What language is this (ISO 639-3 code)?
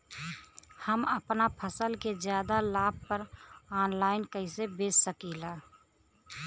bho